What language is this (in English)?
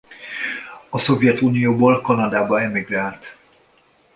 Hungarian